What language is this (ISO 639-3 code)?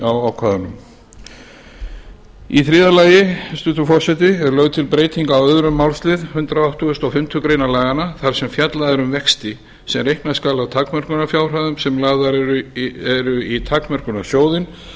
isl